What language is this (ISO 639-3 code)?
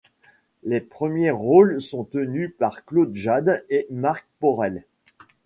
fra